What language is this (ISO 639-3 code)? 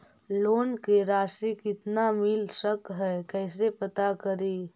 mag